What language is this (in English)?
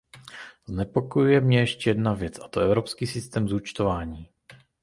Czech